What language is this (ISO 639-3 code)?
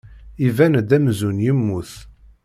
kab